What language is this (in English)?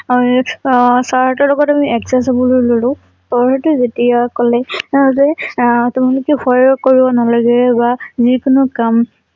Assamese